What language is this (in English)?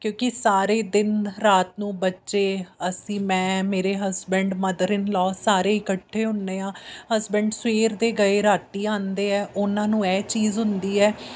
Punjabi